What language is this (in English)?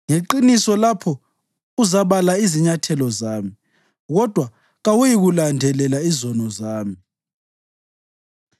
North Ndebele